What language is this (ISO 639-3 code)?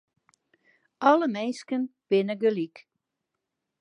fry